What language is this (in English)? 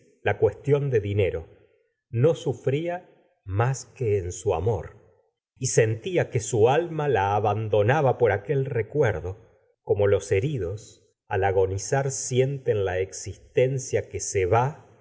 Spanish